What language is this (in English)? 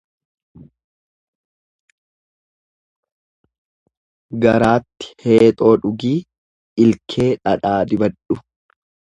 Oromo